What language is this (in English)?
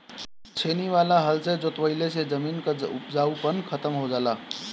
Bhojpuri